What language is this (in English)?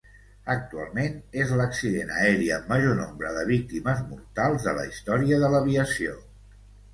Catalan